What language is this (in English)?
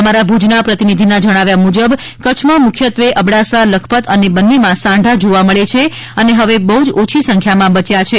Gujarati